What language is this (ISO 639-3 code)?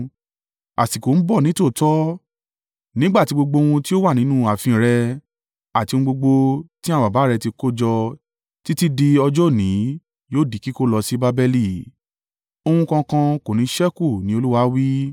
yor